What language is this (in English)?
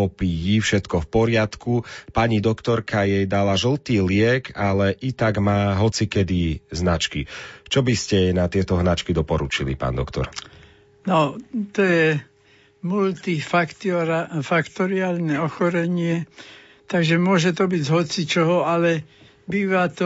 Slovak